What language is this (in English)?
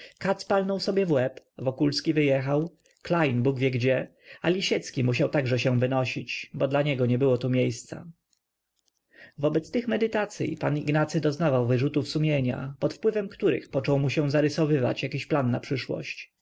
Polish